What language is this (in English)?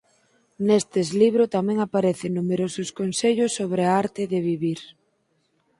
Galician